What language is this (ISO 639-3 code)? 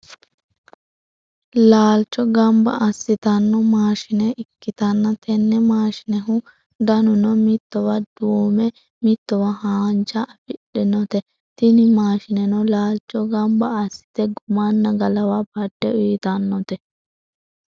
sid